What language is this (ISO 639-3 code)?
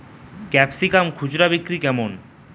ben